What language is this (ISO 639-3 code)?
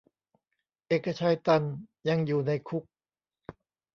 tha